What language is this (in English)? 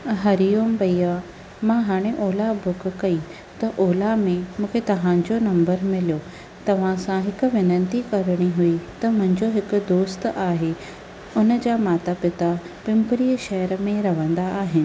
Sindhi